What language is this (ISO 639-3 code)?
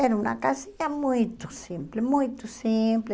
por